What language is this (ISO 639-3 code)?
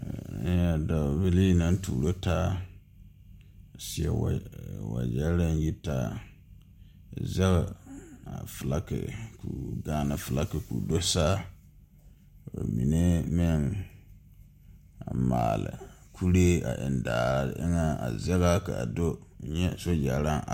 dga